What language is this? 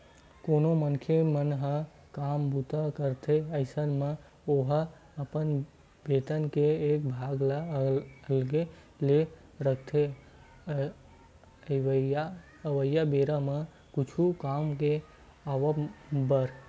Chhattisgarhi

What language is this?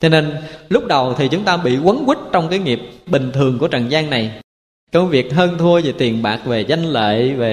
Vietnamese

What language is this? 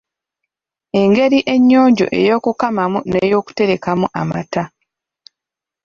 Ganda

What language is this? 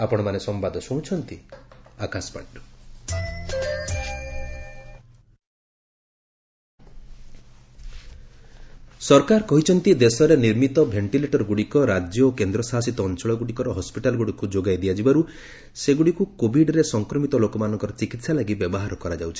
Odia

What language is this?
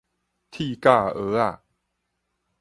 Min Nan Chinese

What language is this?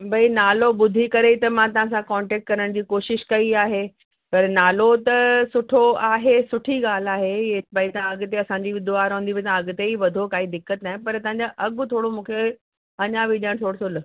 Sindhi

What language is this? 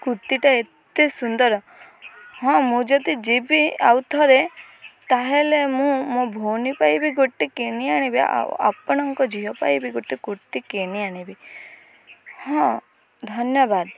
Odia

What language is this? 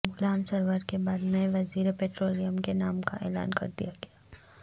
Urdu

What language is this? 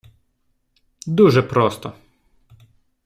Ukrainian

